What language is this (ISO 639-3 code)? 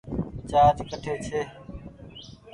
gig